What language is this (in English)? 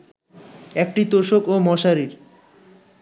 Bangla